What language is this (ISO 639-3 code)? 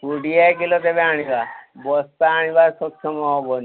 ori